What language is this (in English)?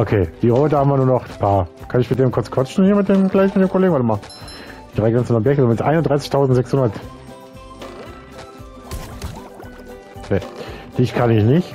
German